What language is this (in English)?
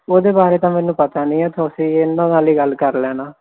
Punjabi